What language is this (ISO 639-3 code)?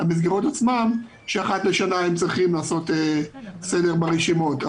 heb